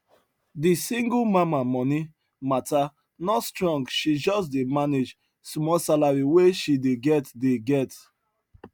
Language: Nigerian Pidgin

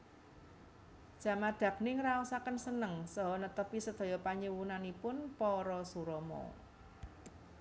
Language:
Javanese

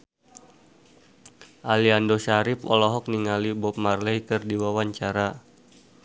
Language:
Sundanese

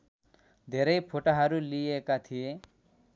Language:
Nepali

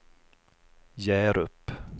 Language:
Swedish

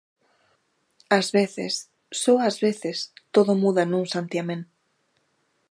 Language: Galician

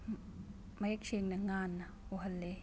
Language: Manipuri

